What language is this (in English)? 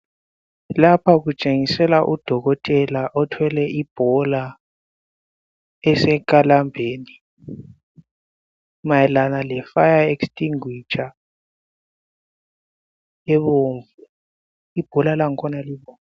North Ndebele